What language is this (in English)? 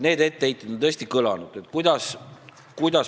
Estonian